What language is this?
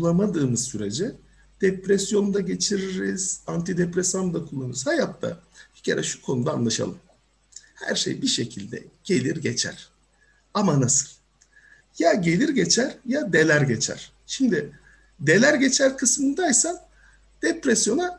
Turkish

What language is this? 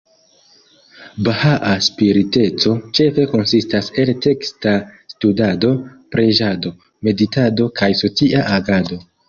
Esperanto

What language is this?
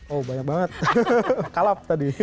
Indonesian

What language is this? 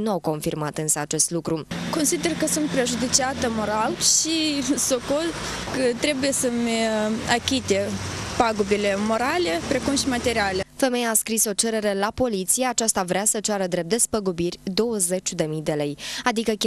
Romanian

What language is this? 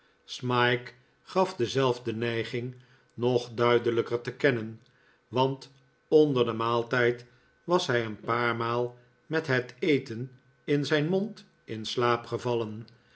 Dutch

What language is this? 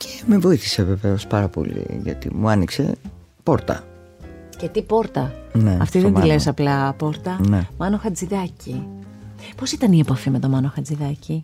Greek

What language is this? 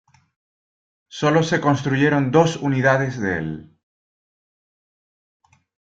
Spanish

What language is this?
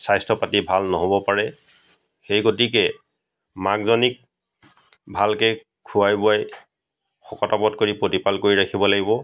Assamese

